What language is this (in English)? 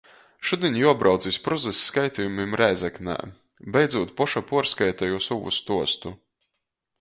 Latgalian